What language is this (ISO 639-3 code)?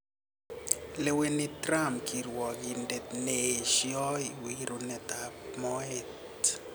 kln